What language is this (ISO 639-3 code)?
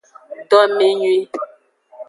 ajg